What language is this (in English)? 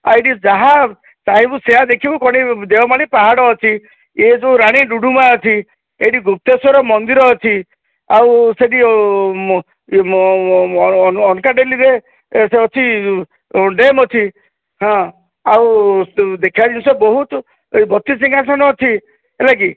Odia